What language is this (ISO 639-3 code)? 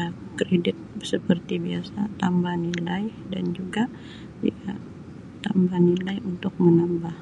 msi